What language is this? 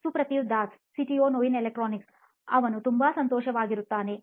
Kannada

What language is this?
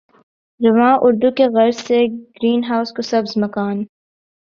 Urdu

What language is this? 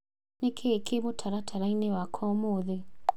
Kikuyu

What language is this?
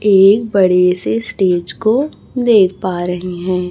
Hindi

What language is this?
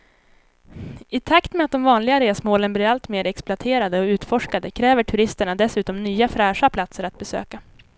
Swedish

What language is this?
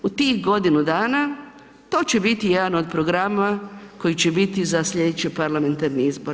Croatian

